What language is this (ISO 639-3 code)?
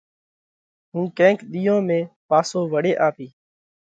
kvx